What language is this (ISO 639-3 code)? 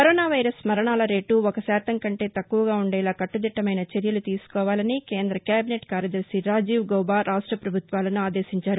tel